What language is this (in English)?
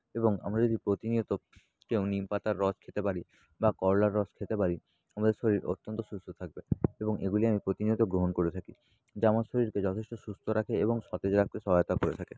Bangla